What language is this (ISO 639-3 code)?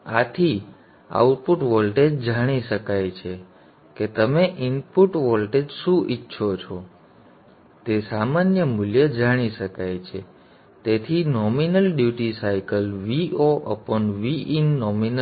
guj